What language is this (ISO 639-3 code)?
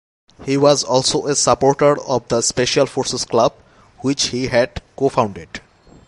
eng